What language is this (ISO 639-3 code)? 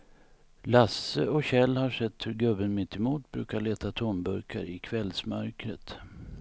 swe